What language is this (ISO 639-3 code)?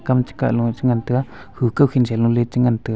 nnp